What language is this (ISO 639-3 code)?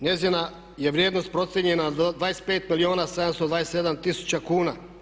hrv